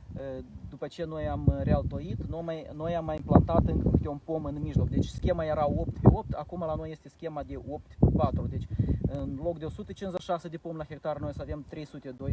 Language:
Romanian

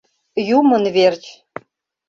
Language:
Mari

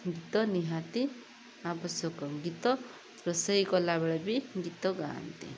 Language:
Odia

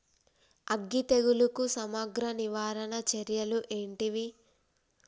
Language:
Telugu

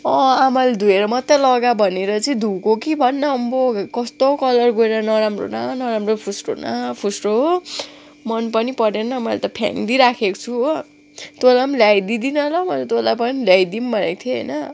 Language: Nepali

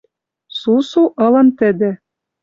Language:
Western Mari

